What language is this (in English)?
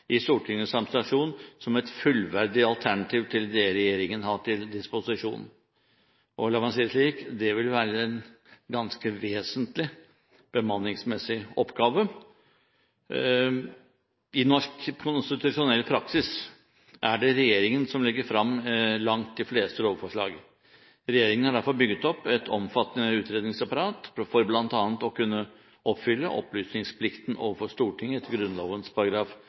Norwegian Bokmål